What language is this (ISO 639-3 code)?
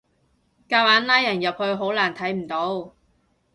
yue